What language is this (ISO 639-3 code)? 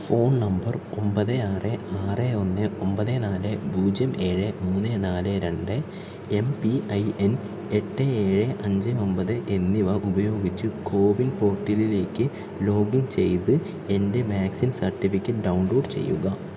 mal